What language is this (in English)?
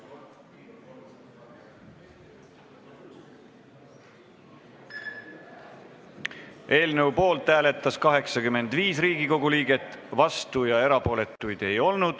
Estonian